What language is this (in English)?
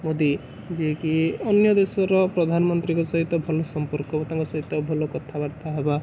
Odia